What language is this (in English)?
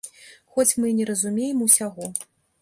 Belarusian